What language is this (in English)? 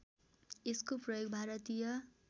Nepali